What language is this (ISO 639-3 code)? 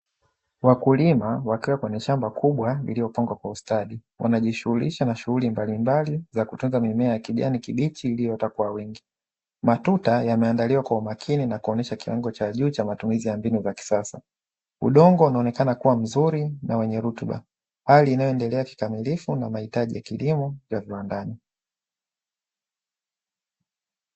swa